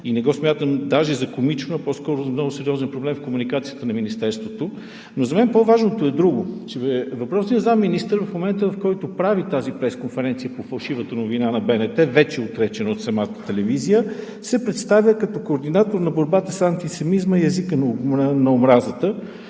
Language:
Bulgarian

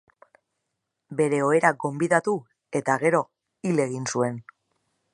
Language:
Basque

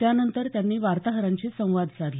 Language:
Marathi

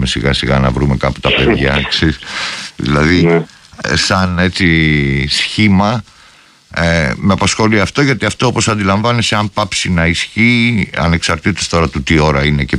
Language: Greek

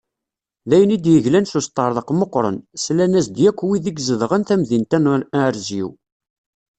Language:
Kabyle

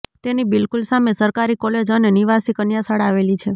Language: Gujarati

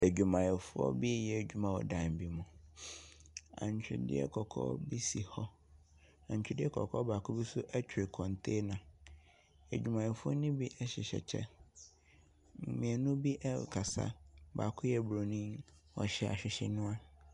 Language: Akan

